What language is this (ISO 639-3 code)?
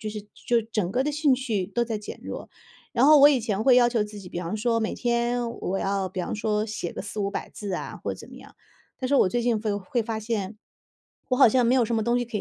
zho